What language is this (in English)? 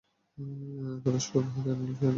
Bangla